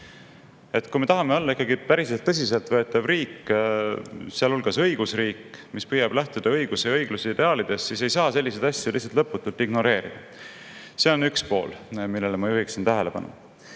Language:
Estonian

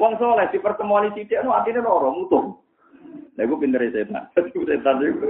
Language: Indonesian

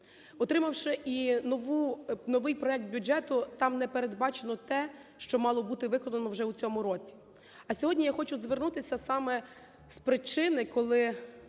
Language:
Ukrainian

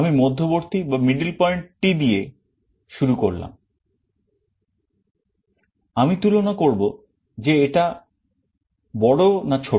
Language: Bangla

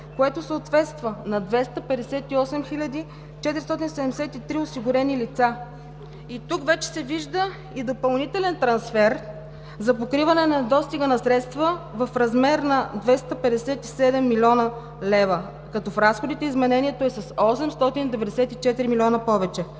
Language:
Bulgarian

